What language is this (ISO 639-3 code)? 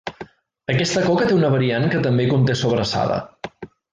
cat